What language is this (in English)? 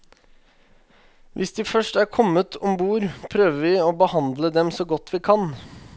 Norwegian